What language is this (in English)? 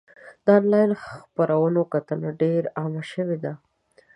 Pashto